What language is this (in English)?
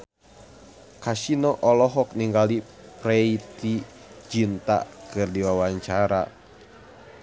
Sundanese